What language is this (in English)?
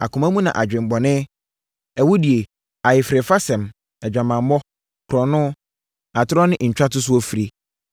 Akan